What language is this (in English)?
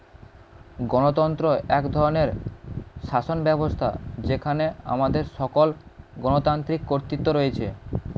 Bangla